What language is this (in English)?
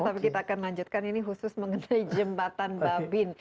Indonesian